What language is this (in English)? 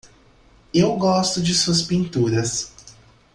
Portuguese